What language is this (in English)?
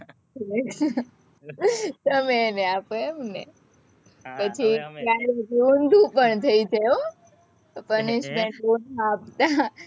Gujarati